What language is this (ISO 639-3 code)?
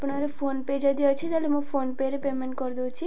ori